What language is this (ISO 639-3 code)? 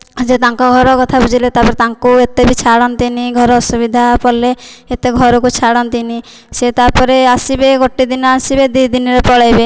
ori